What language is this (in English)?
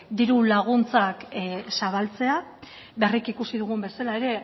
Basque